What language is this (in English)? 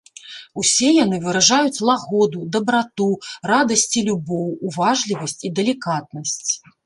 Belarusian